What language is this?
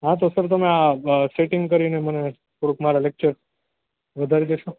Gujarati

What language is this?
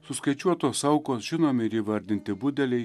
Lithuanian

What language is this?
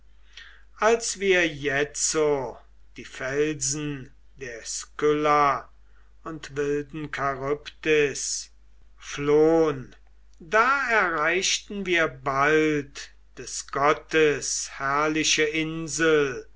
German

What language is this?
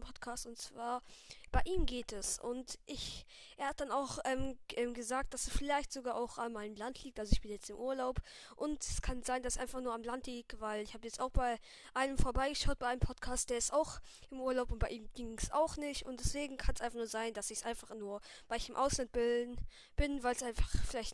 German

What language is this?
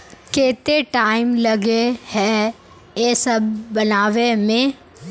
Magahi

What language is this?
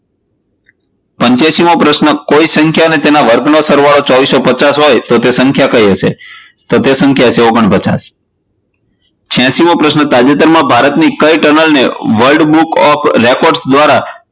Gujarati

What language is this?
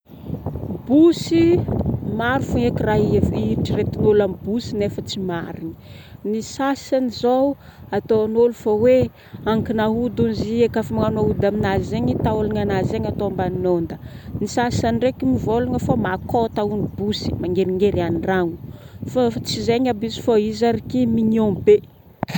Northern Betsimisaraka Malagasy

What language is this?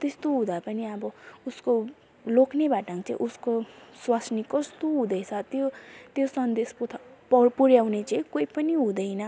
Nepali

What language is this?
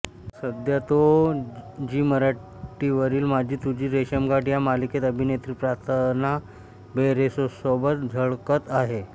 Marathi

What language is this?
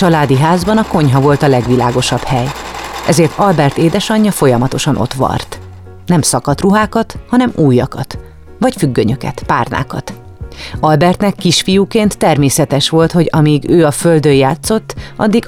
Hungarian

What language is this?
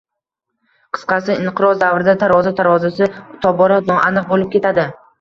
Uzbek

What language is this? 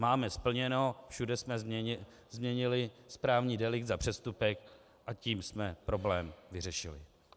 Czech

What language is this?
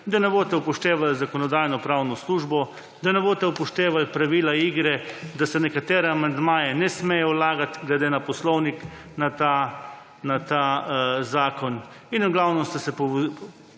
Slovenian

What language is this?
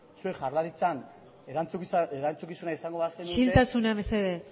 Basque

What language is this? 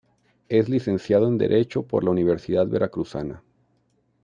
Spanish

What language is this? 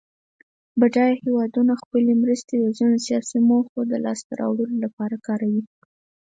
Pashto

